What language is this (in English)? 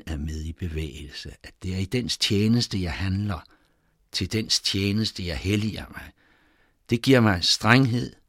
Danish